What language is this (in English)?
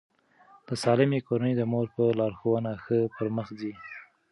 Pashto